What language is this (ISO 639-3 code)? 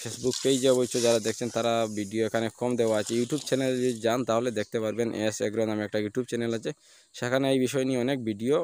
ron